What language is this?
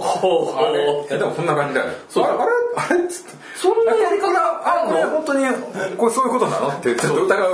Japanese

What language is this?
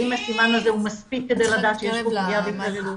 Hebrew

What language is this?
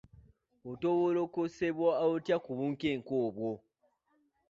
Ganda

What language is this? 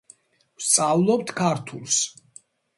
Georgian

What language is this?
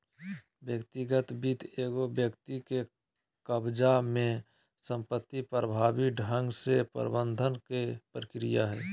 Magahi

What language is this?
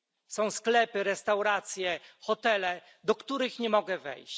Polish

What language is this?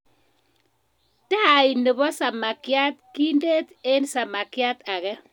Kalenjin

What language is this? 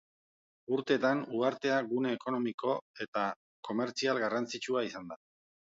Basque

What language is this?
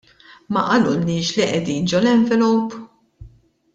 Maltese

